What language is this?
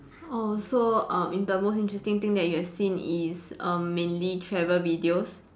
English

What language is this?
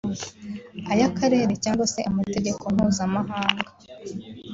Kinyarwanda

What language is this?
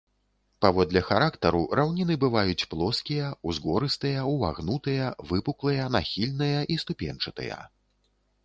Belarusian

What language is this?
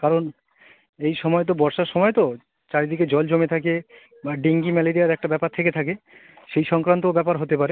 Bangla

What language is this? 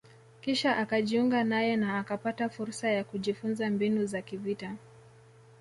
Swahili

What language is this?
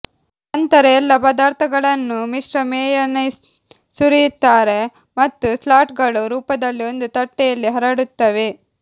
Kannada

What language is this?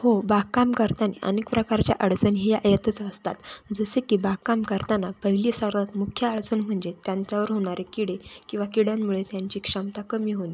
Marathi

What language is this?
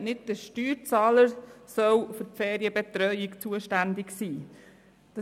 Swiss German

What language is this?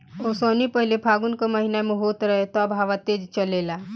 Bhojpuri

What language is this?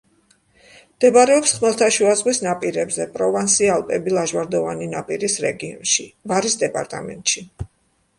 Georgian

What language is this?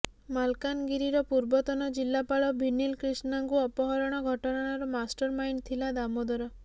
Odia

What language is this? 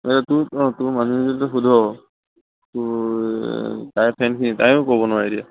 Assamese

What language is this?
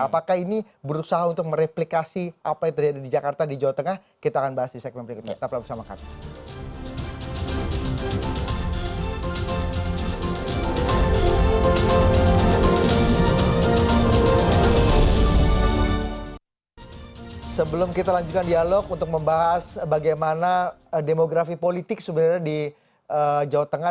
Indonesian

